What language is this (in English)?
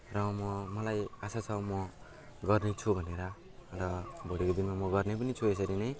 Nepali